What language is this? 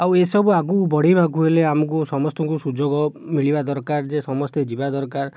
Odia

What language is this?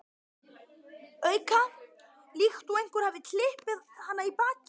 Icelandic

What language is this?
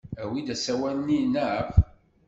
Kabyle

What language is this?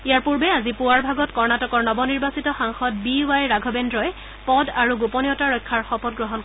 Assamese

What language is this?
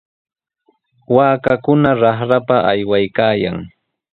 Sihuas Ancash Quechua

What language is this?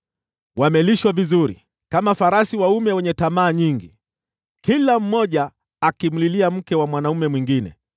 Swahili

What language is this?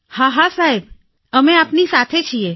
Gujarati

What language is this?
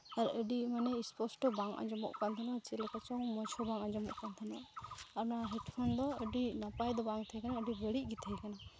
Santali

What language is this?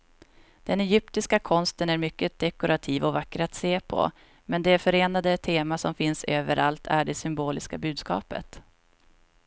Swedish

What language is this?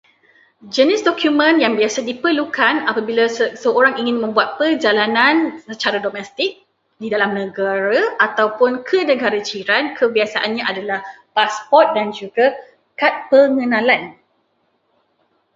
Malay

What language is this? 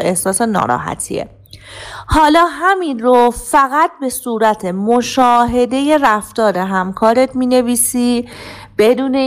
Persian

